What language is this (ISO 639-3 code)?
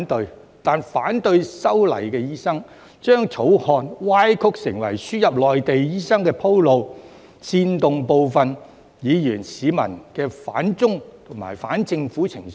yue